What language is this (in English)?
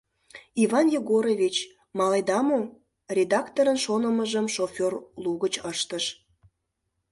Mari